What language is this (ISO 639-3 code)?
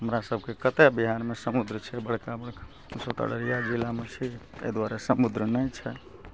mai